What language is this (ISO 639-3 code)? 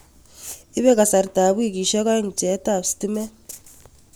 kln